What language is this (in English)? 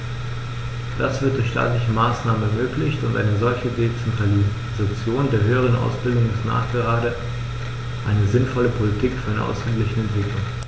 German